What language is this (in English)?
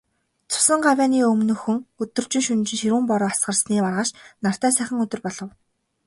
Mongolian